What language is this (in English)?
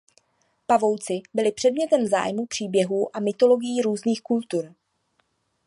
Czech